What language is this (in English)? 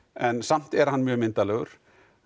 Icelandic